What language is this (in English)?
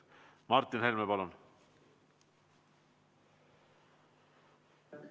Estonian